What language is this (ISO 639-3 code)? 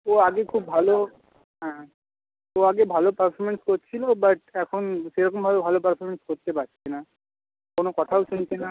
ben